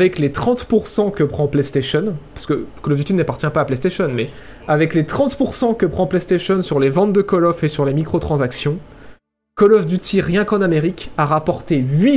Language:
French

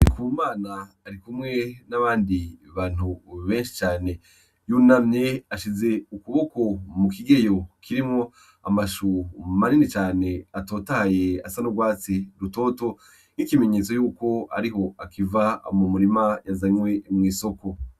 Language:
Rundi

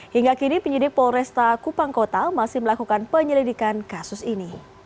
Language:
Indonesian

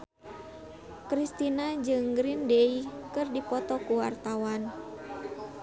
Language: Sundanese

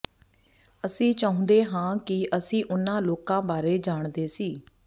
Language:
Punjabi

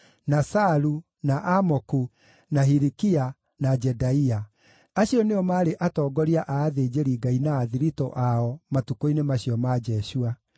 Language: Kikuyu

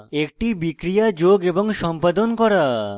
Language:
Bangla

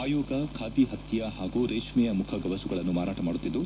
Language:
Kannada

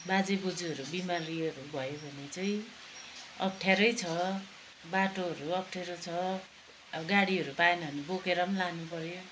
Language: Nepali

